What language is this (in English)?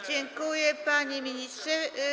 Polish